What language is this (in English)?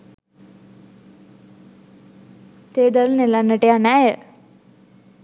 Sinhala